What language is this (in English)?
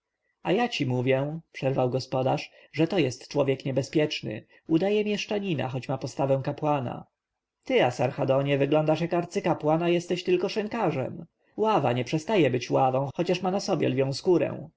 Polish